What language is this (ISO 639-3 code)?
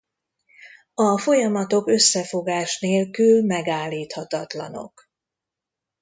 hun